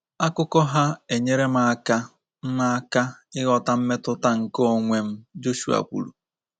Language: Igbo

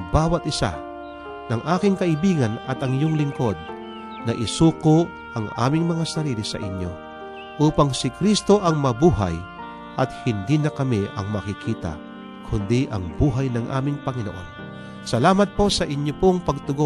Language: Filipino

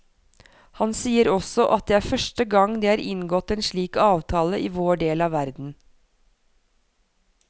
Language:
Norwegian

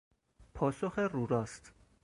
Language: Persian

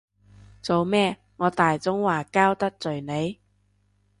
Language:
Cantonese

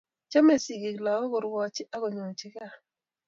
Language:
Kalenjin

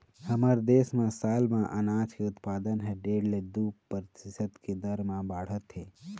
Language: Chhattisgarhi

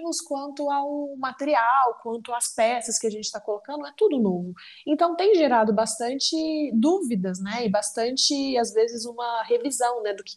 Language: Portuguese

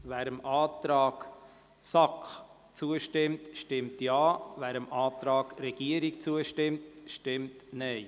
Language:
Swiss German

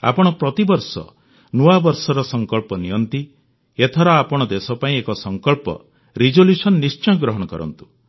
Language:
Odia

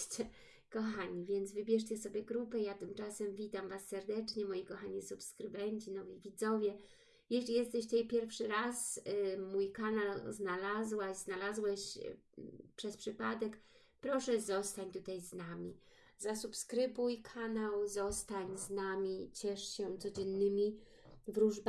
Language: Polish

